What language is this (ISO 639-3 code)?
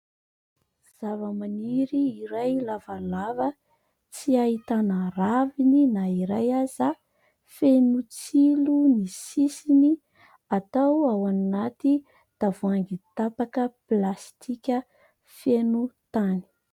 mlg